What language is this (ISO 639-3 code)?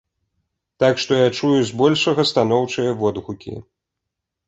bel